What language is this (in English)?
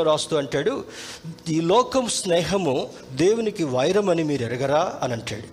Telugu